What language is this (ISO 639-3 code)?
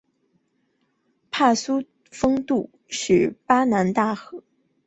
zho